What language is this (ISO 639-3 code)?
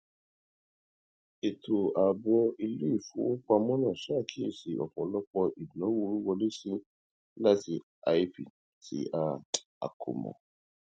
yor